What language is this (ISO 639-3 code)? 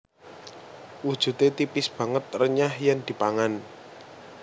jav